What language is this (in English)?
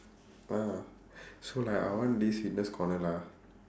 English